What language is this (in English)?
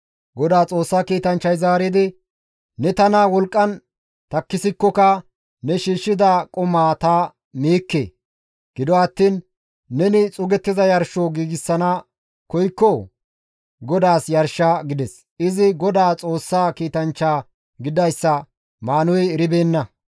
Gamo